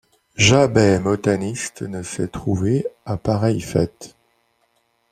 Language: French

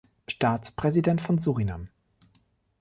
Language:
German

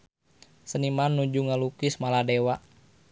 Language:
Sundanese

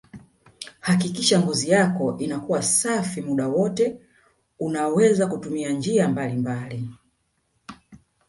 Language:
Swahili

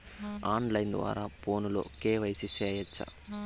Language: Telugu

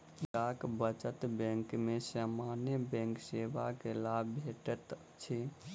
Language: Maithili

